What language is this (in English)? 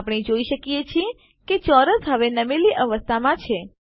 Gujarati